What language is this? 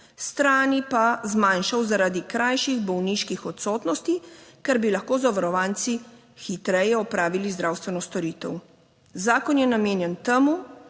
Slovenian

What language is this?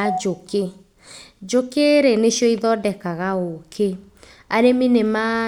Kikuyu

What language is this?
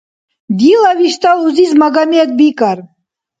Dargwa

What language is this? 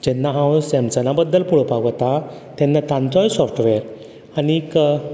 Konkani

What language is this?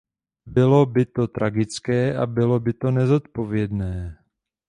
Czech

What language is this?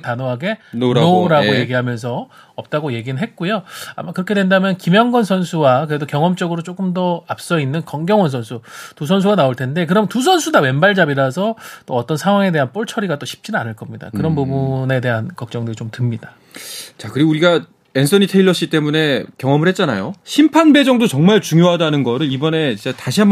Korean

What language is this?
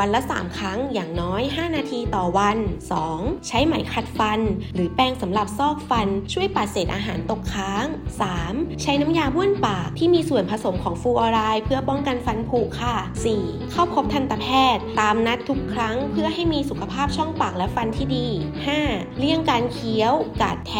Thai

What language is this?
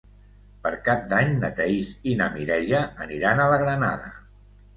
Catalan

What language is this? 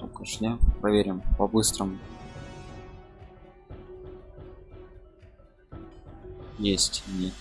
Russian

